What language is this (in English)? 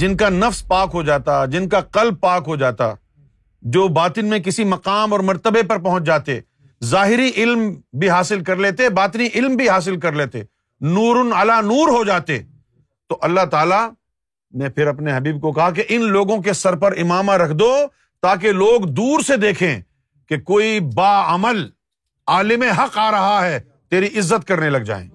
Urdu